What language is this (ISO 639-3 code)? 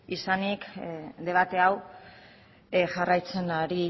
eus